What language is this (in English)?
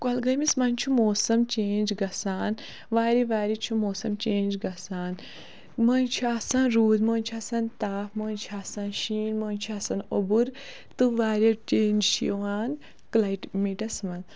Kashmiri